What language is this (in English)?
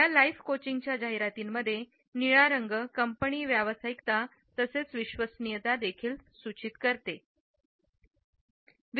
Marathi